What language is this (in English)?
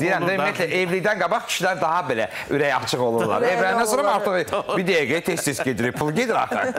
Turkish